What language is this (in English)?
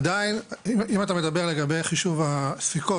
Hebrew